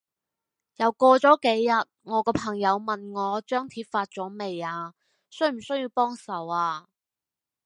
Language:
Cantonese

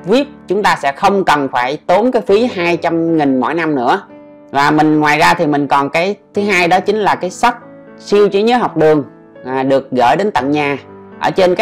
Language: Vietnamese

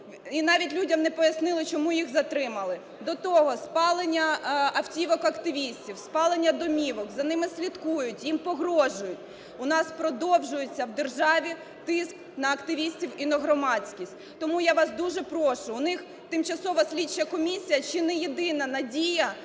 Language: Ukrainian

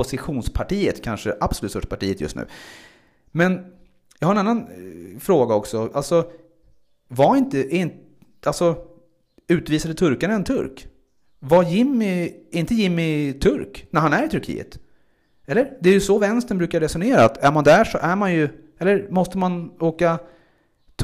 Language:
Swedish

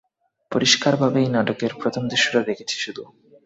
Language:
Bangla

